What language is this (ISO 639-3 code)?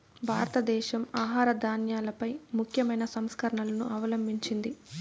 tel